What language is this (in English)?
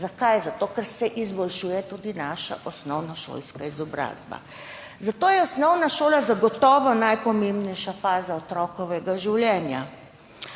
Slovenian